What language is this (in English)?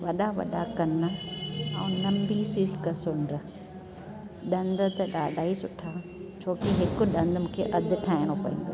Sindhi